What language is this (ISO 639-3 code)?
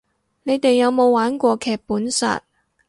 yue